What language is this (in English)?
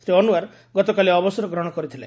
Odia